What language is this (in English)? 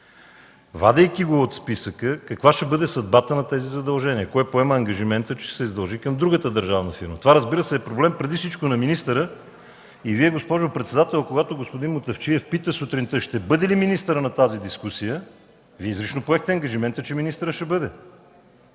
Bulgarian